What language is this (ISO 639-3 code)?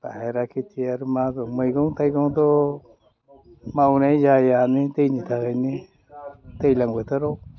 brx